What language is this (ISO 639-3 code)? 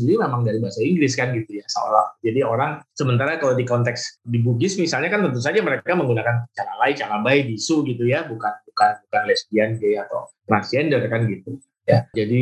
ind